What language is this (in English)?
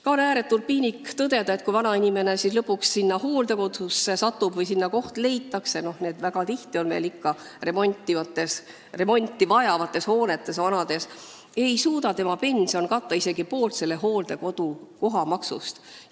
Estonian